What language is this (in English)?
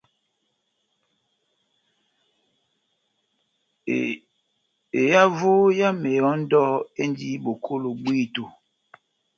Batanga